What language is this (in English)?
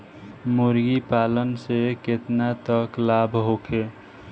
Bhojpuri